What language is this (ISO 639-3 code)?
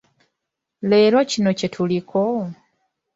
lug